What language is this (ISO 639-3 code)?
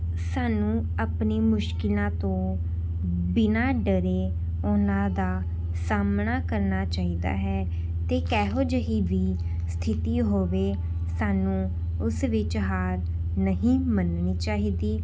pan